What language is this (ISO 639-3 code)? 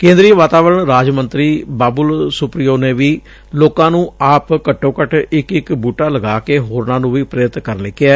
pan